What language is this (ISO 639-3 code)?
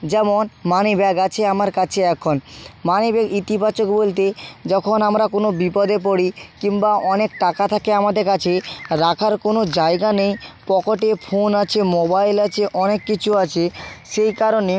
ben